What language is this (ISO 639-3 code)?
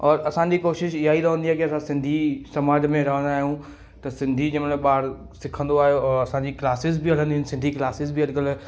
snd